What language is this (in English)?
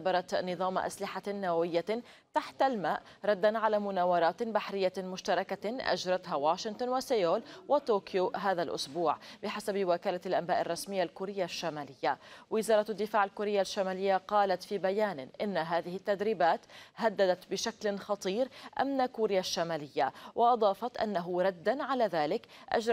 Arabic